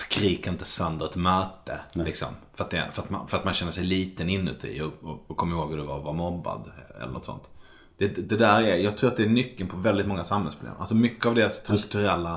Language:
Swedish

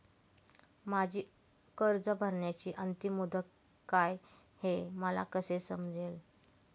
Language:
Marathi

